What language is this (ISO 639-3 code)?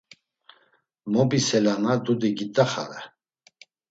lzz